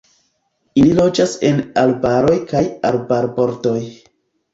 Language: Esperanto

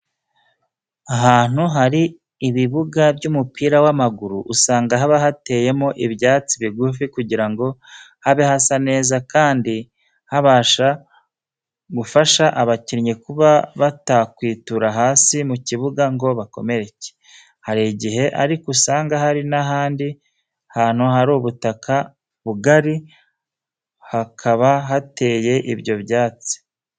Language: Kinyarwanda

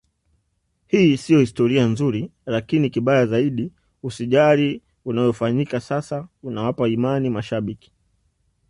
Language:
Swahili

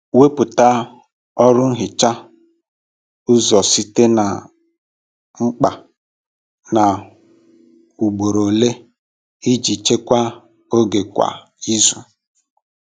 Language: Igbo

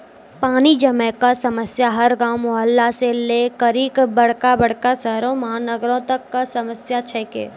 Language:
Maithili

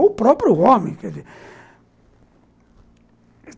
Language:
Portuguese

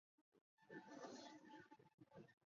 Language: Chinese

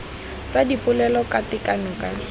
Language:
Tswana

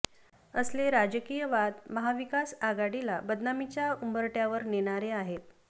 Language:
Marathi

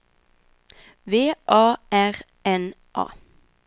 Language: Swedish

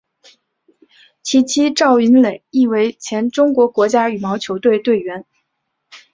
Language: Chinese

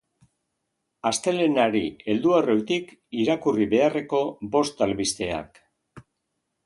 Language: Basque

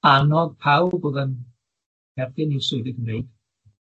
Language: Welsh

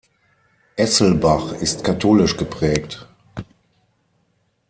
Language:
German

